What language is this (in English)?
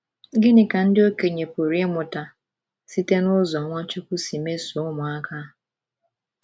Igbo